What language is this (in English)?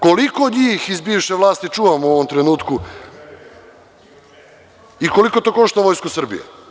Serbian